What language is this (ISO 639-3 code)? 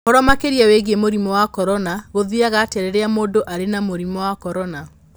kik